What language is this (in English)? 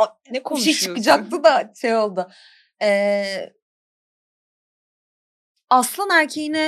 Turkish